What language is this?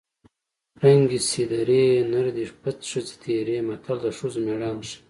Pashto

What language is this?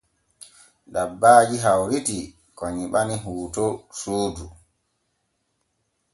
Borgu Fulfulde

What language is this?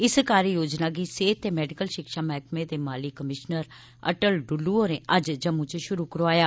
Dogri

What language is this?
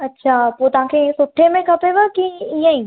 Sindhi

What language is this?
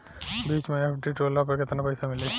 Bhojpuri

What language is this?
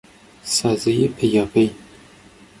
Persian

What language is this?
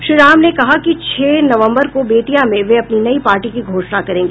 Hindi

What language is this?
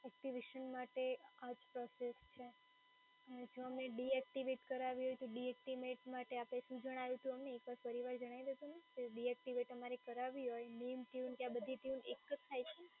Gujarati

